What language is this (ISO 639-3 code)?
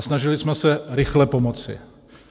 ces